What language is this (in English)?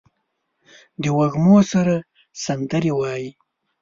Pashto